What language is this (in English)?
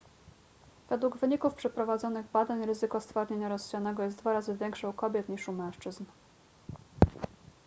Polish